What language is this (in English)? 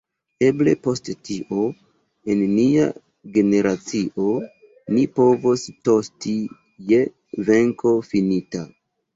Esperanto